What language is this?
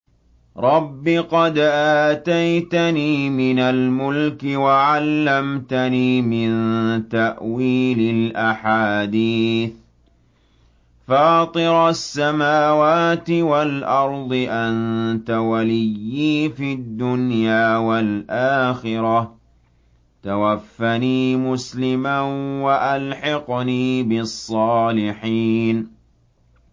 Arabic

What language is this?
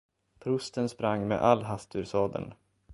Swedish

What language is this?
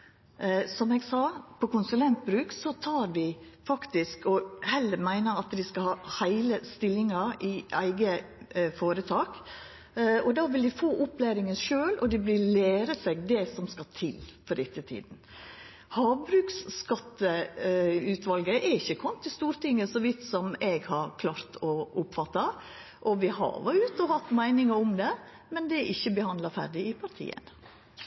Norwegian Nynorsk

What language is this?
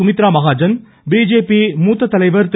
Tamil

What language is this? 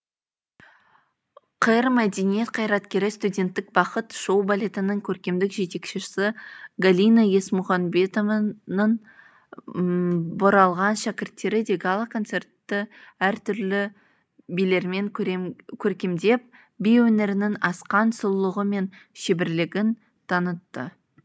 Kazakh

